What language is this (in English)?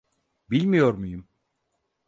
Turkish